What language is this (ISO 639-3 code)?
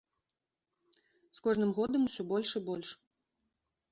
bel